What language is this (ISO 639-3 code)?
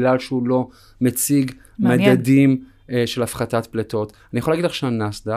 heb